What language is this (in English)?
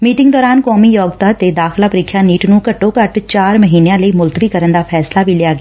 Punjabi